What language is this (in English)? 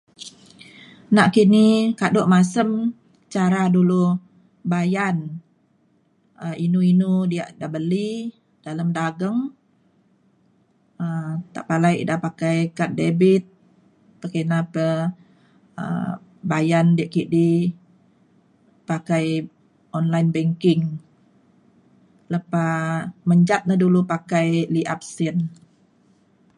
Mainstream Kenyah